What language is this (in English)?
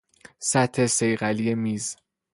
Persian